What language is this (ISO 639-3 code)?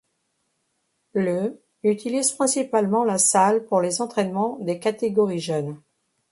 fra